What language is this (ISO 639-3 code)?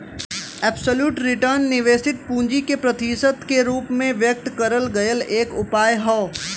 bho